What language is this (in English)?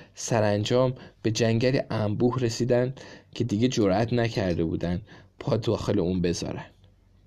Persian